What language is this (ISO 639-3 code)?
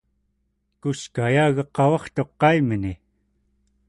esu